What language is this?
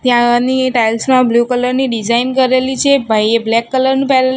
Gujarati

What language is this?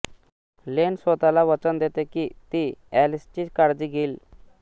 Marathi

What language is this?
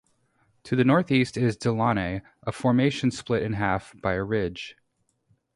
English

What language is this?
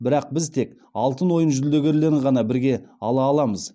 Kazakh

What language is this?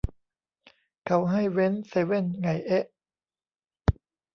Thai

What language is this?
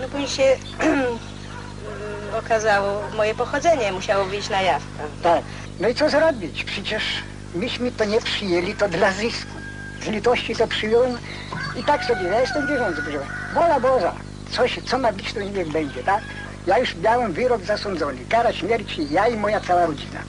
Polish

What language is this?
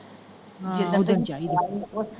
Punjabi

